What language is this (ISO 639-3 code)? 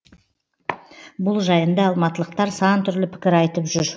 kaz